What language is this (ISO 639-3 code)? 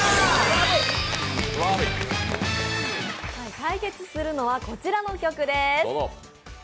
jpn